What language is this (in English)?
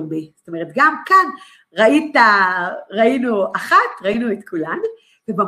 Hebrew